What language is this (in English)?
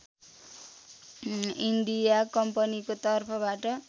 Nepali